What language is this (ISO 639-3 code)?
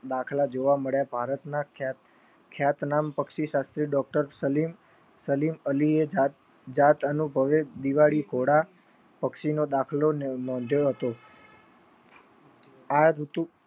guj